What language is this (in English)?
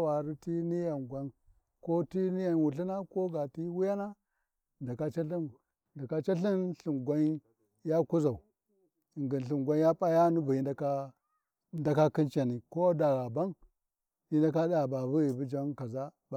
Warji